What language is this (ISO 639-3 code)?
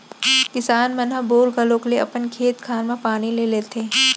hne